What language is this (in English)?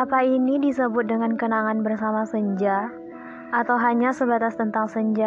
Indonesian